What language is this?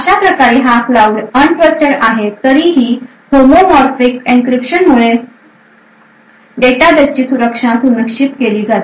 Marathi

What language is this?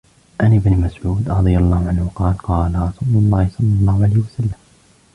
Arabic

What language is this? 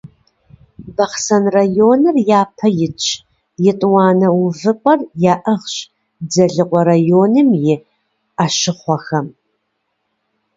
Kabardian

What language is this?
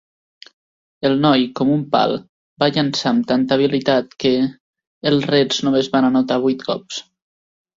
Catalan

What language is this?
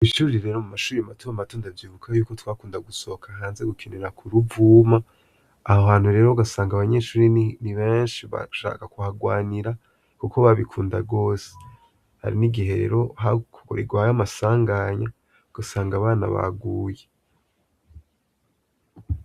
Rundi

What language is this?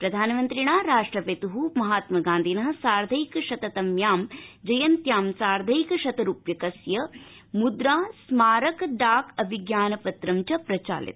Sanskrit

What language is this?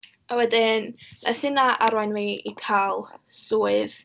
Welsh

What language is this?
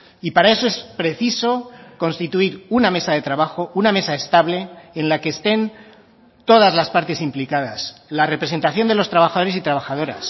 Spanish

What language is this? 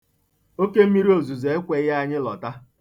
Igbo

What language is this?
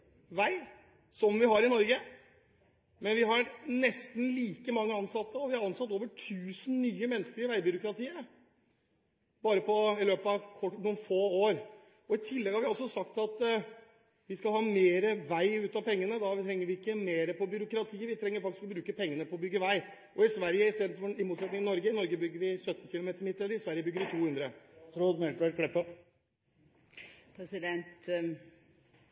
Norwegian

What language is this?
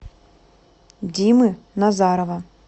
Russian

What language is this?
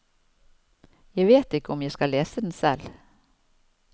Norwegian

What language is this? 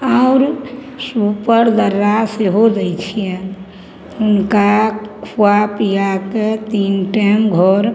Maithili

